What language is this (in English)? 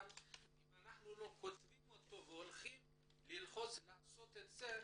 Hebrew